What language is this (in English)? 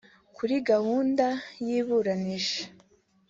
Kinyarwanda